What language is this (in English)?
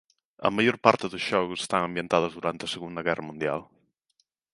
Galician